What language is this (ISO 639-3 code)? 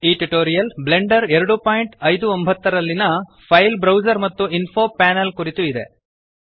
kan